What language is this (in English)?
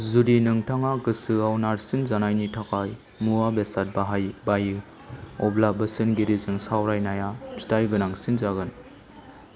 Bodo